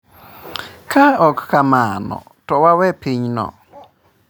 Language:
Luo (Kenya and Tanzania)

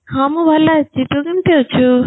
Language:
Odia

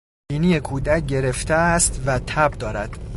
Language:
Persian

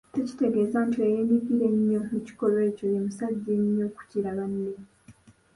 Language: Ganda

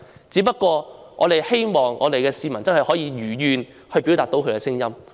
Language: Cantonese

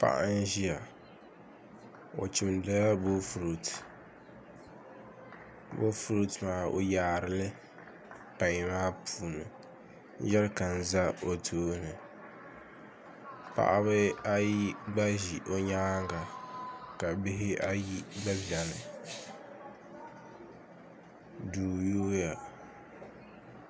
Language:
Dagbani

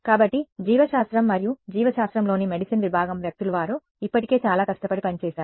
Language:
Telugu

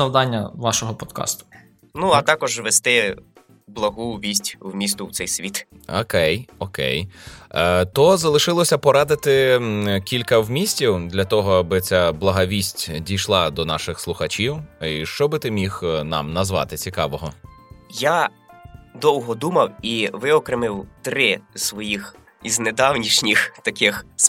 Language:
Ukrainian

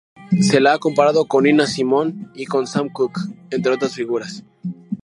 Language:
Spanish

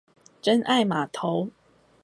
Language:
Chinese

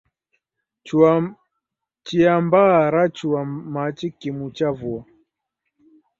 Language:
Taita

